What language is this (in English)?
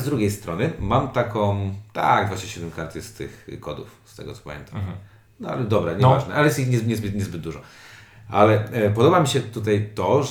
Polish